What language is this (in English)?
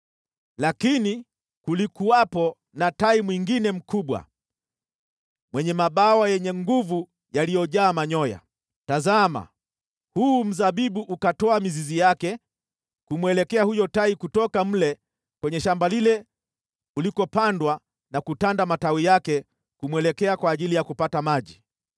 Swahili